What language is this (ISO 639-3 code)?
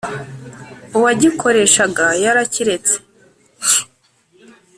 kin